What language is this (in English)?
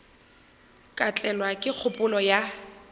Northern Sotho